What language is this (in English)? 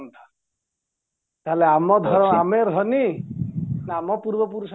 Odia